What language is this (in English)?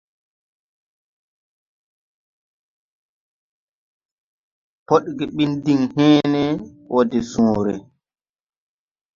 Tupuri